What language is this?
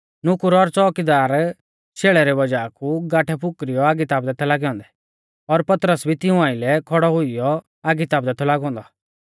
Mahasu Pahari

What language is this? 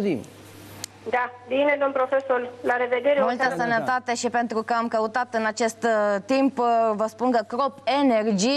Romanian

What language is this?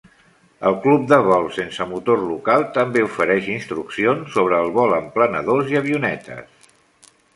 Catalan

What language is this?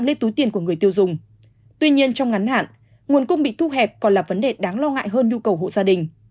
Vietnamese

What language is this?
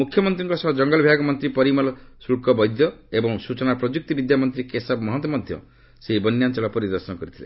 Odia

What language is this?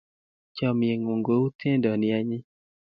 Kalenjin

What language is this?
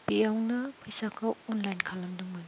Bodo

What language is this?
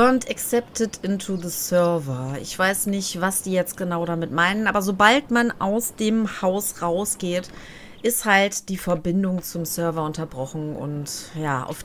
German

